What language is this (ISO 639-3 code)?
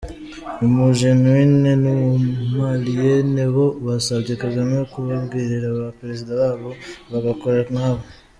kin